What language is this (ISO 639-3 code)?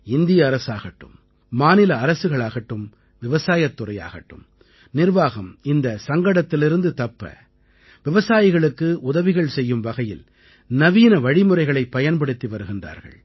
tam